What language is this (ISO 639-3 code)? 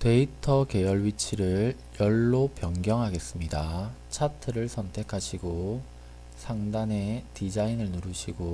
kor